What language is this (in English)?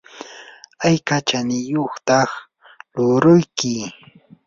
Yanahuanca Pasco Quechua